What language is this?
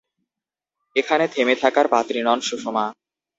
Bangla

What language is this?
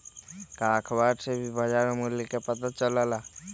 Magahi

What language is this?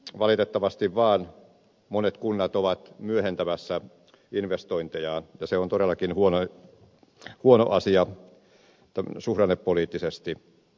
Finnish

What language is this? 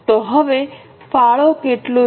Gujarati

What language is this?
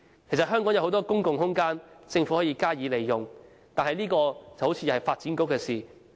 Cantonese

